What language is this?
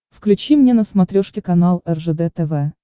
Russian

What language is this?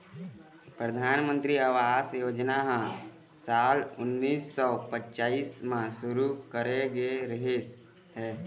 Chhattisgarhi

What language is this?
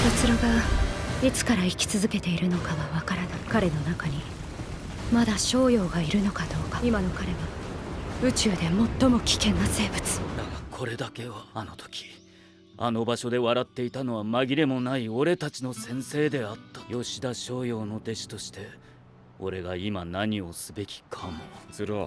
Japanese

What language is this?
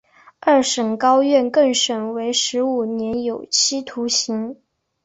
Chinese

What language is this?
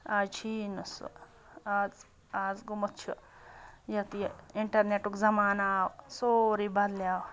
Kashmiri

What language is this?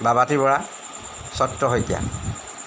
Assamese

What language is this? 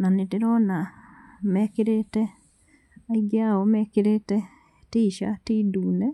Kikuyu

